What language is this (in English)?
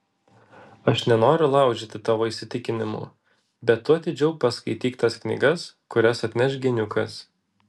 Lithuanian